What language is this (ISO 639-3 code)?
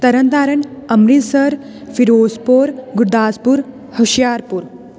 pan